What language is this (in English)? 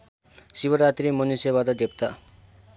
Nepali